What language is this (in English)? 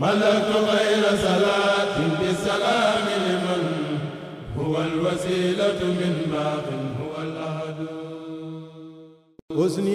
Arabic